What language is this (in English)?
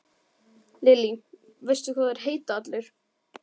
Icelandic